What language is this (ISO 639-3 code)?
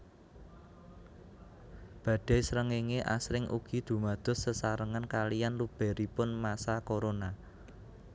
jav